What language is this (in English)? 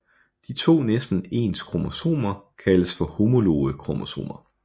Danish